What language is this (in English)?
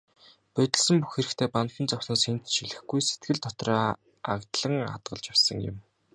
Mongolian